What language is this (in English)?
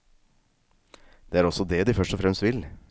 Norwegian